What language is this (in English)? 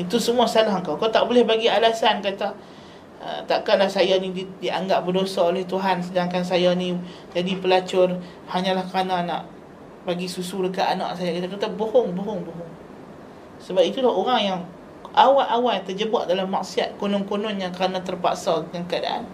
Malay